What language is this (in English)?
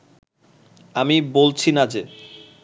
Bangla